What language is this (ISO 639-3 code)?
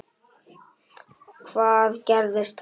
isl